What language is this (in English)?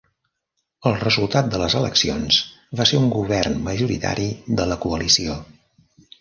Catalan